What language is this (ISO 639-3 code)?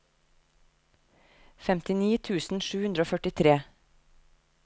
nor